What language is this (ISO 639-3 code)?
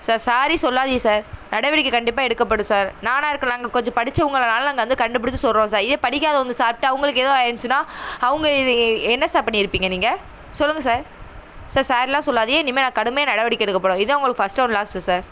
tam